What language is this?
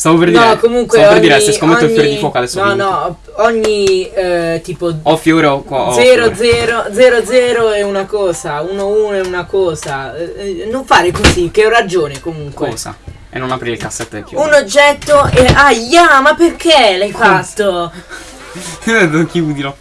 Italian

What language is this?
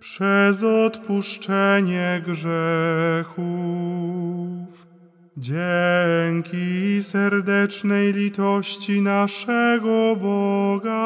Polish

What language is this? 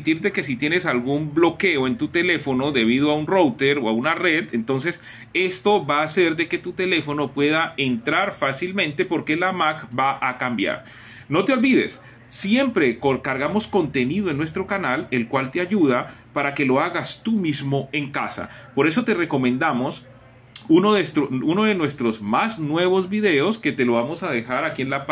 Spanish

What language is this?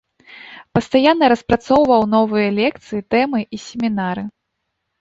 Belarusian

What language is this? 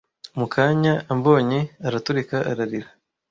Kinyarwanda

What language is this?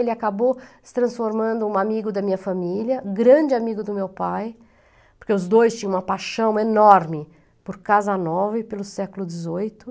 Portuguese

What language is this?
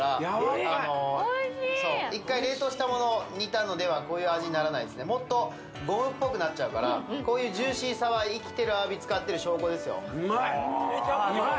Japanese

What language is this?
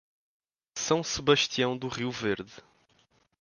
Portuguese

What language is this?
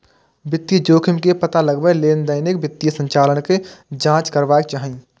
Maithili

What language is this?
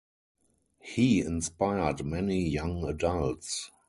English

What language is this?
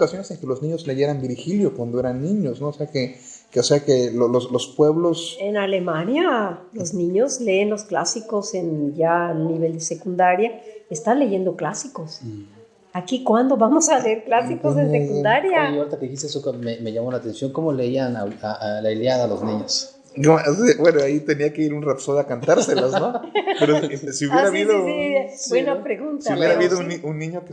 Spanish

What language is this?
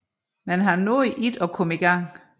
Danish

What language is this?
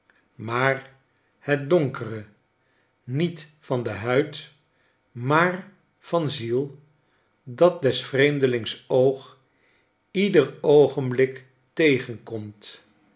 Dutch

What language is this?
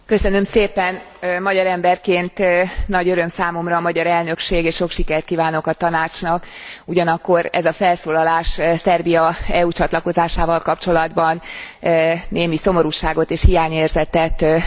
Hungarian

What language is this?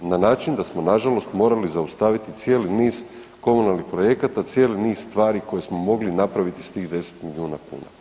Croatian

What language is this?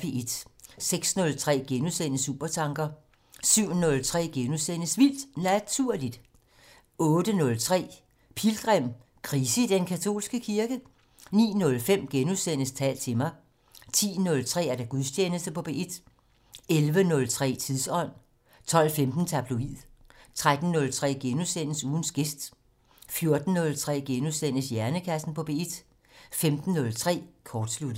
Danish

